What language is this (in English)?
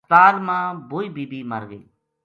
Gujari